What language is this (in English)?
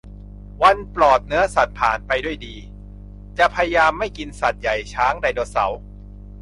Thai